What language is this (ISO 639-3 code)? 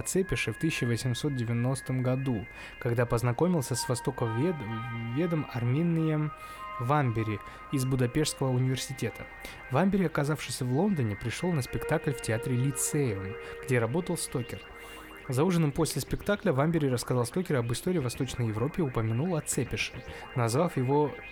rus